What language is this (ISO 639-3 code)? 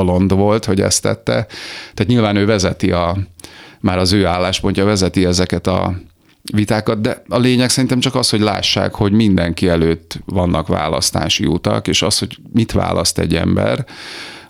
hun